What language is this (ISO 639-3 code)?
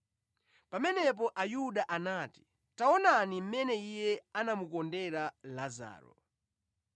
nya